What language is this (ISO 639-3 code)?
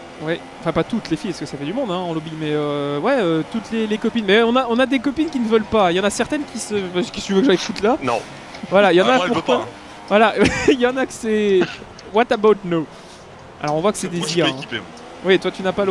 fra